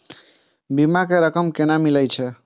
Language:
Maithili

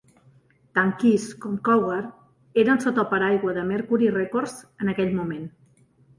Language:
Catalan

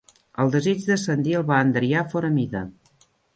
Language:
Catalan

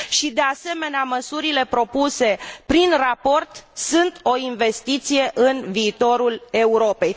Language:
Romanian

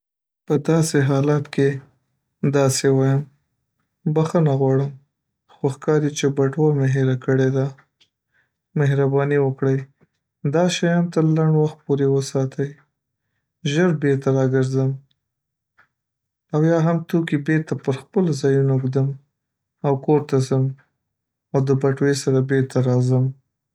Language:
Pashto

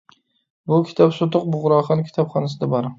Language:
Uyghur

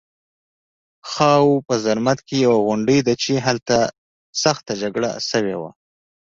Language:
Pashto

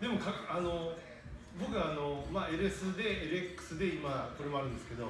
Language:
Japanese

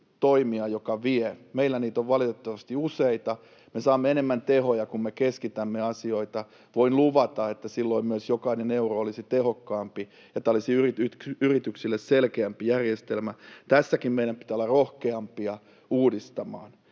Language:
Finnish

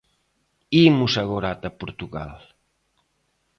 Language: Galician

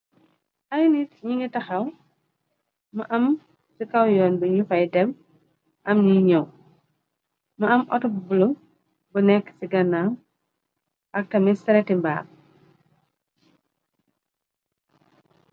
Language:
Wolof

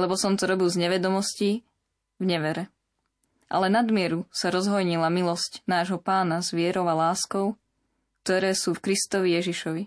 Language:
Slovak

